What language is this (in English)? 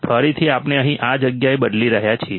Gujarati